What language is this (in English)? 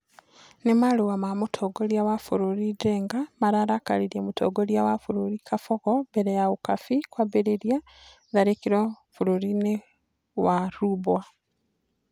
Kikuyu